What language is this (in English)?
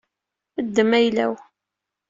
Kabyle